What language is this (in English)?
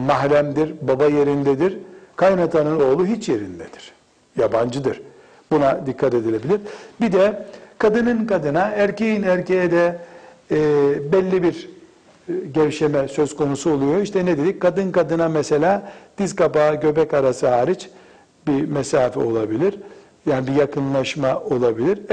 Turkish